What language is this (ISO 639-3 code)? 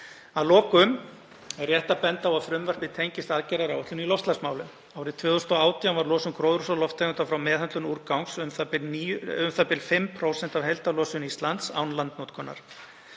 isl